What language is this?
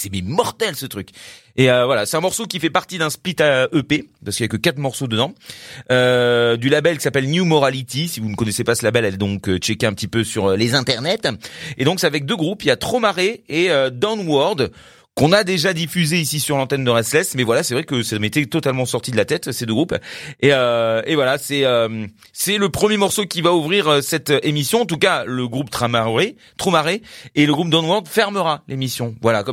French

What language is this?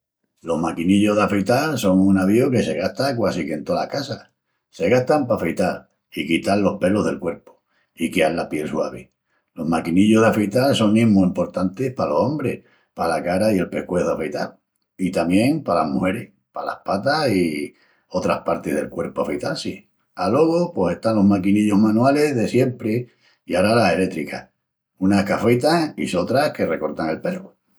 Extremaduran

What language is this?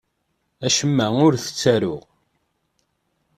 Kabyle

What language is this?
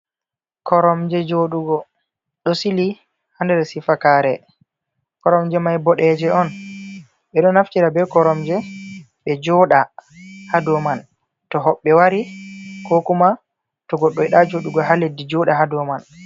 Fula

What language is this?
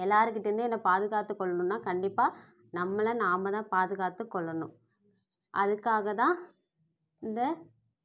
Tamil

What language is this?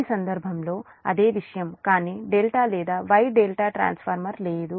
Telugu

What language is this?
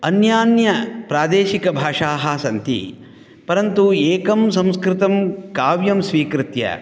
Sanskrit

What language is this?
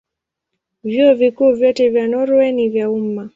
Swahili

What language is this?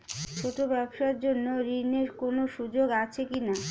Bangla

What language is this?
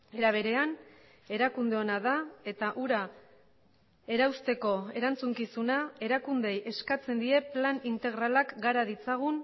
Basque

